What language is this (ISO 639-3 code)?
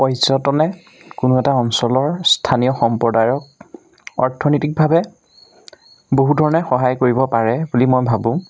asm